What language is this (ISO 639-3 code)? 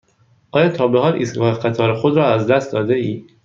fas